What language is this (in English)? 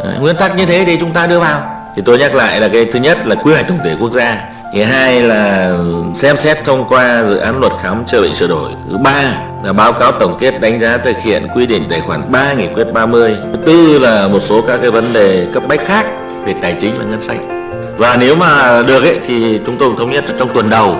Vietnamese